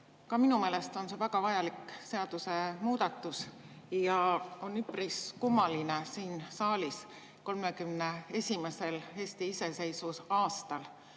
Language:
Estonian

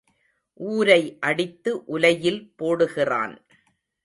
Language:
Tamil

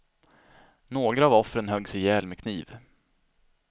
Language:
Swedish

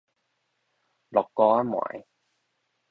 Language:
Min Nan Chinese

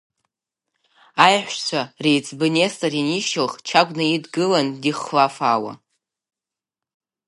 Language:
Abkhazian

